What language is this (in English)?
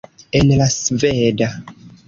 Esperanto